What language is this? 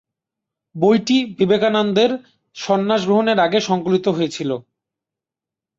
Bangla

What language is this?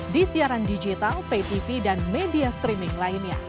Indonesian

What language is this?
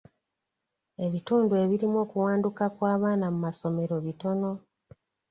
Ganda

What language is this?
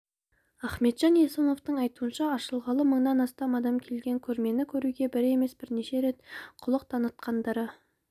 Kazakh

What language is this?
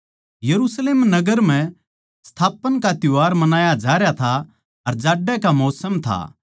Haryanvi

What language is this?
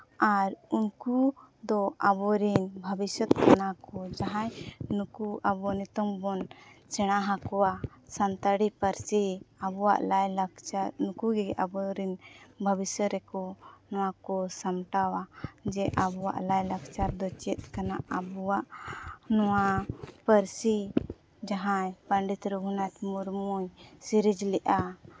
Santali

